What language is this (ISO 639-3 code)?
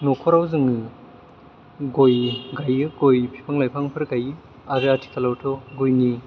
brx